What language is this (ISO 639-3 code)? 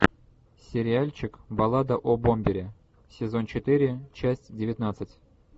rus